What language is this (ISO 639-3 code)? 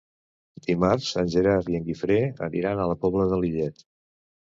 cat